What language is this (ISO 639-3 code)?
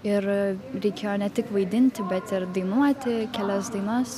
lit